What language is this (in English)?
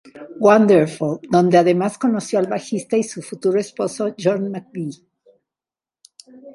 Spanish